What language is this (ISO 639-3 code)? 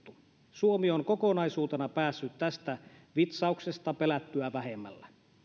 fin